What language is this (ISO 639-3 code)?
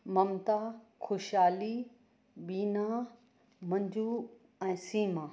snd